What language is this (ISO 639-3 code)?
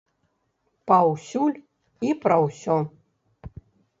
bel